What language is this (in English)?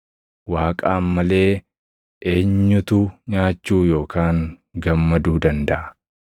Oromo